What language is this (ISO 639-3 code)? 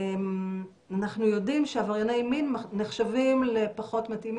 heb